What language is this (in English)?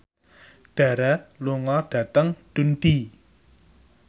Javanese